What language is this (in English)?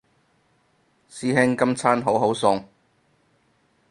Cantonese